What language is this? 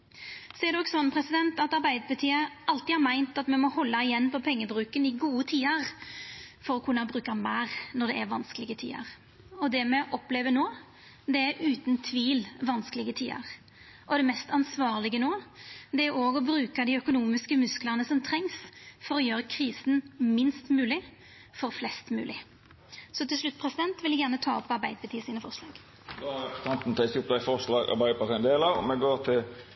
Norwegian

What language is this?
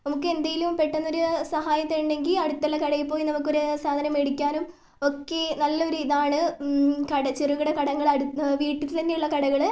Malayalam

